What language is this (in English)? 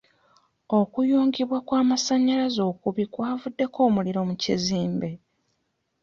Ganda